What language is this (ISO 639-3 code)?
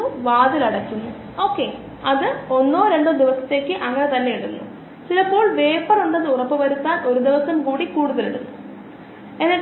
mal